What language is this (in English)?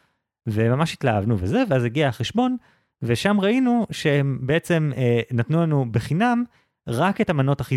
Hebrew